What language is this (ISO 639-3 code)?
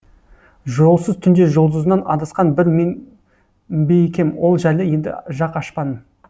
kaz